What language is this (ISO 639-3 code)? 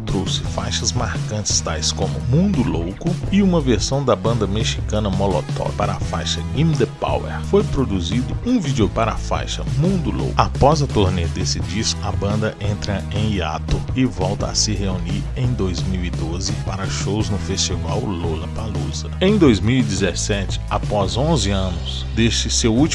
por